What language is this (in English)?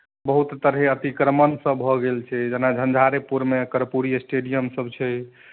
Maithili